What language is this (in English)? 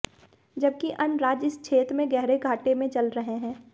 Hindi